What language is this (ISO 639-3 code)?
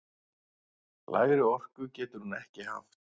isl